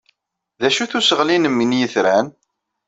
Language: Kabyle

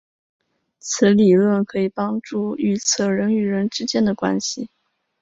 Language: Chinese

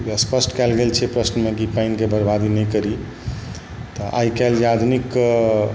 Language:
Maithili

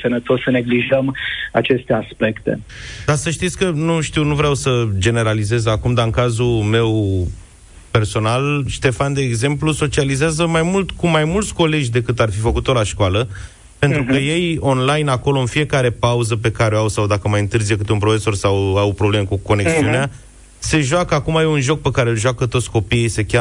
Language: Romanian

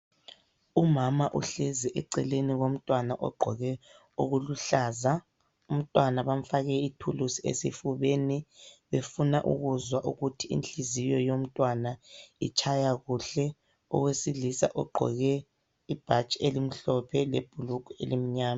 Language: North Ndebele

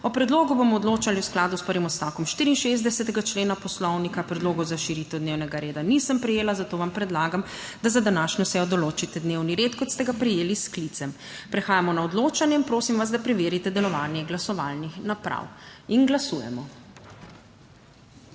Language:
Slovenian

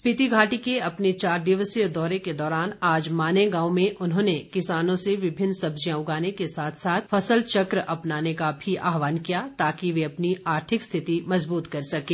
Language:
Hindi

